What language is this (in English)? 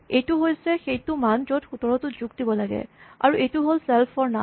Assamese